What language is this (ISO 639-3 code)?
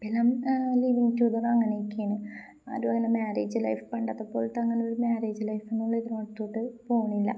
mal